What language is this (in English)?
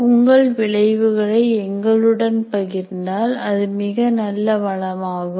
Tamil